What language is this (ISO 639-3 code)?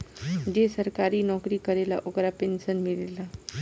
bho